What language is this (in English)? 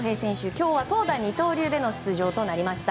Japanese